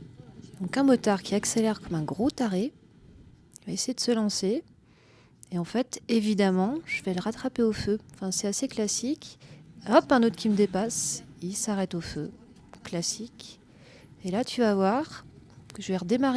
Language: French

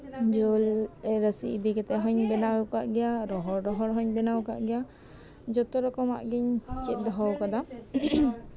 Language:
Santali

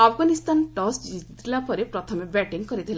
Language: Odia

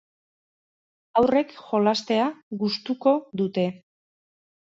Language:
Basque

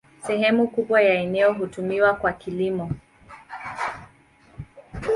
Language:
Swahili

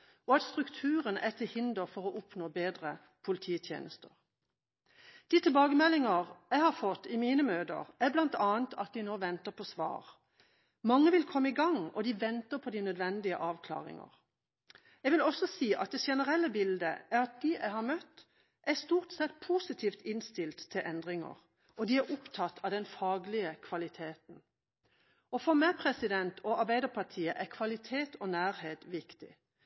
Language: Norwegian Bokmål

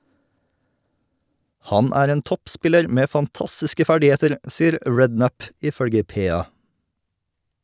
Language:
Norwegian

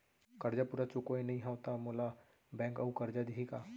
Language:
Chhattisgarhi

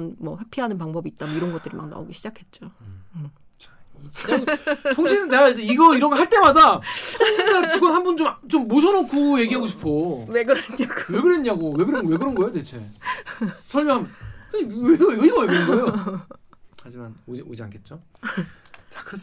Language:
Korean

